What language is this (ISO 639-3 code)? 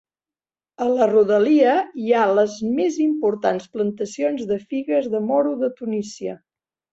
cat